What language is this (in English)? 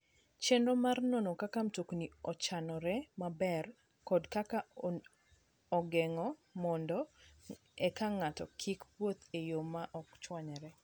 Luo (Kenya and Tanzania)